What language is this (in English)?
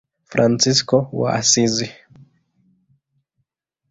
Swahili